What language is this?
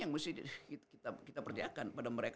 Indonesian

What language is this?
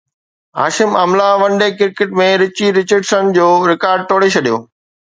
Sindhi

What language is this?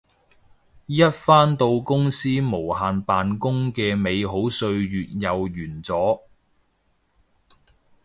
Cantonese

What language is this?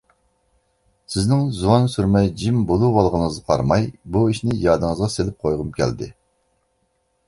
Uyghur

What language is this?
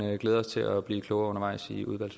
Danish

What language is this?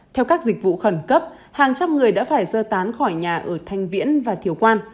Vietnamese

